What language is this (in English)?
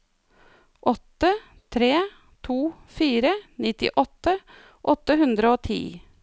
Norwegian